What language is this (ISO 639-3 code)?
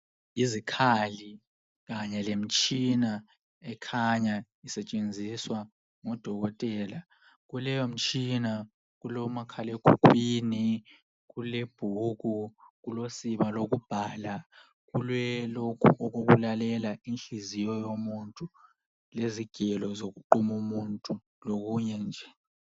nde